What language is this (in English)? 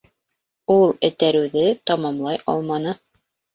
Bashkir